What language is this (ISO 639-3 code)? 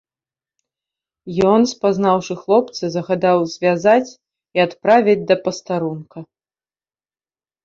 bel